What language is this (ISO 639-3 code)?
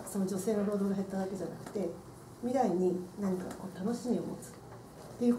jpn